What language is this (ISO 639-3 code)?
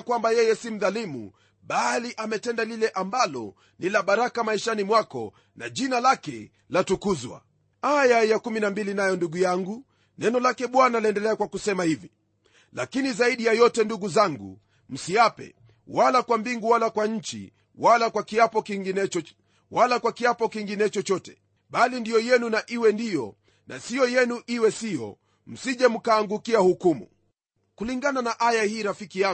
swa